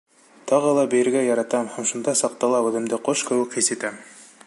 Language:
Bashkir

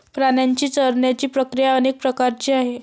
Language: Marathi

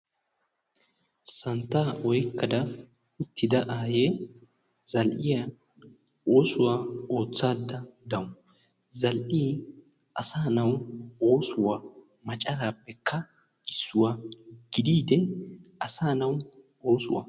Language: Wolaytta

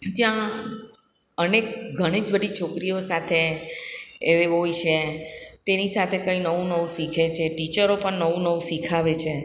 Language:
Gujarati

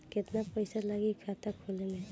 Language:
Bhojpuri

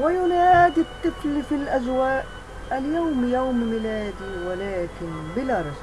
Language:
Arabic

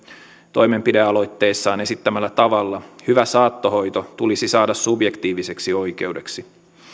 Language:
Finnish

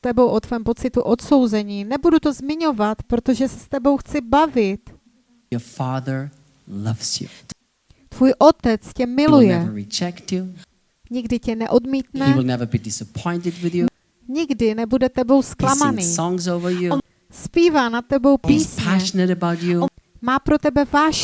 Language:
Czech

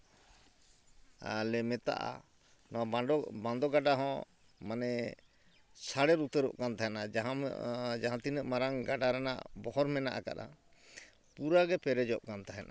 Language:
Santali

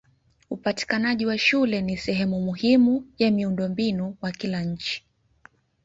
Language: Swahili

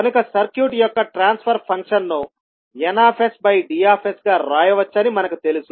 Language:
Telugu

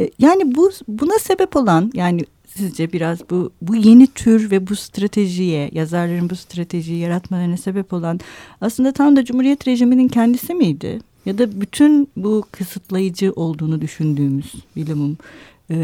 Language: Turkish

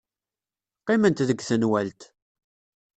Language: Kabyle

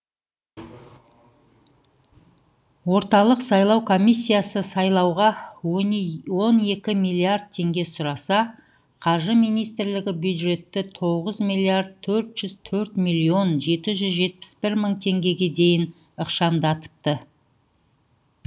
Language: Kazakh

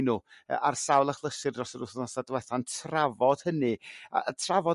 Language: Welsh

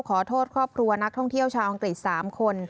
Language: Thai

